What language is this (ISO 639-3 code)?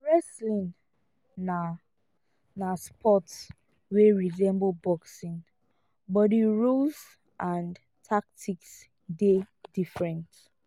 pcm